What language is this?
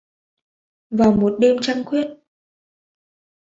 Vietnamese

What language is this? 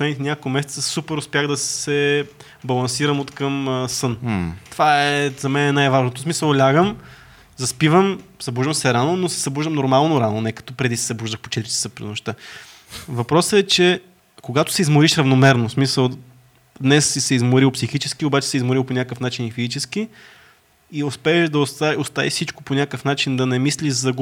Bulgarian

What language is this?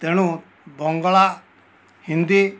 Odia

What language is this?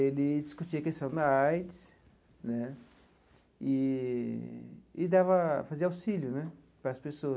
Portuguese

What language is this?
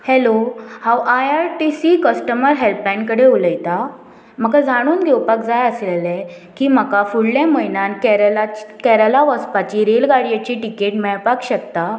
Konkani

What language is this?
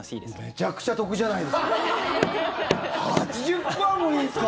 Japanese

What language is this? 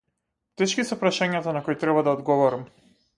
Macedonian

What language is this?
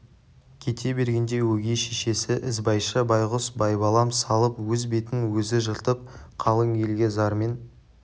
Kazakh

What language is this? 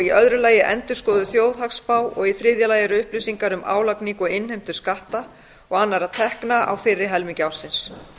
Icelandic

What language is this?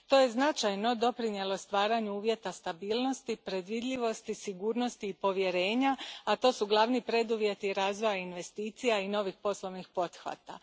Croatian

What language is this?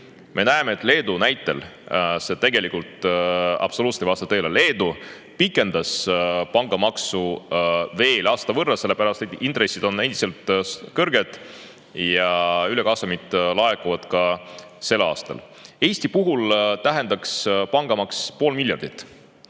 Estonian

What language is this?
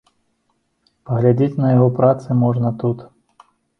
Belarusian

